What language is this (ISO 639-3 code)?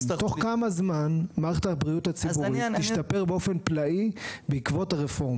heb